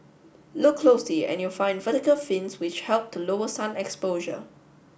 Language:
English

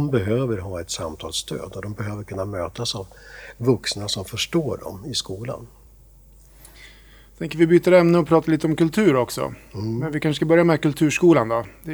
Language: Swedish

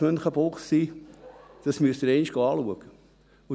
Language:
Swiss German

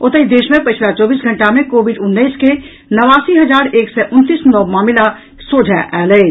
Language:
Maithili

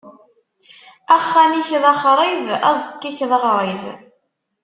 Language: Kabyle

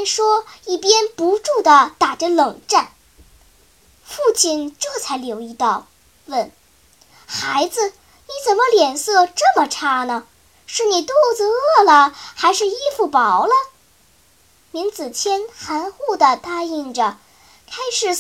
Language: Chinese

